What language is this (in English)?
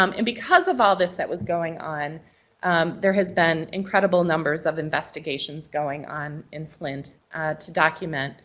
English